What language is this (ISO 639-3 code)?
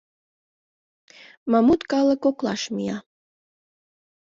chm